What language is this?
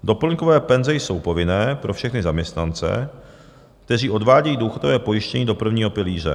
Czech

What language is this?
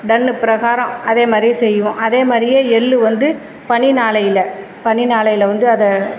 Tamil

